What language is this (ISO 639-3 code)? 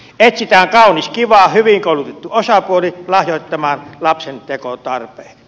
fin